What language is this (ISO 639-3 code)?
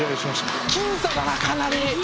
jpn